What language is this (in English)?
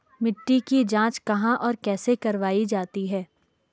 Hindi